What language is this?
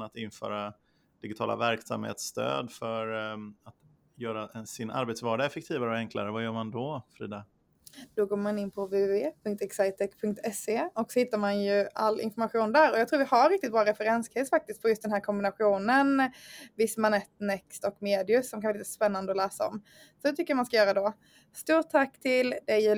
Swedish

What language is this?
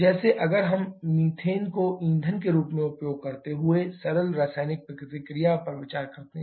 Hindi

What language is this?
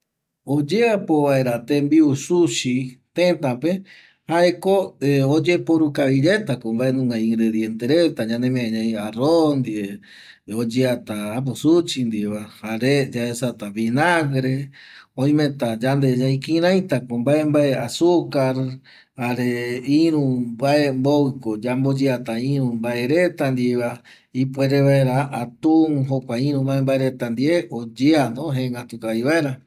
Eastern Bolivian Guaraní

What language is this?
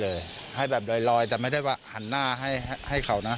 Thai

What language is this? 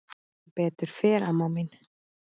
Icelandic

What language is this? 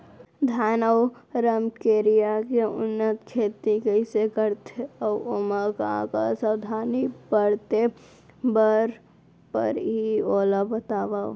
Chhattisgarhi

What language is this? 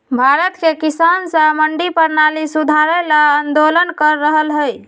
Magahi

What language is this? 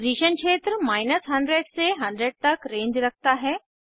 Hindi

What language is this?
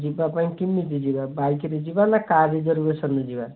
Odia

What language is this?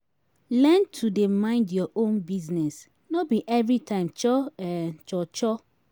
Nigerian Pidgin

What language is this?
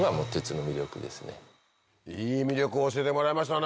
Japanese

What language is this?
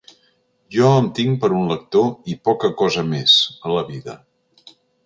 Catalan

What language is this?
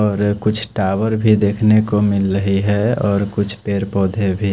Hindi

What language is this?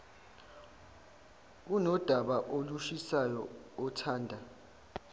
Zulu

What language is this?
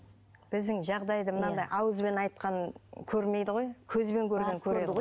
Kazakh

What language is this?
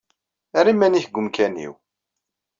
Kabyle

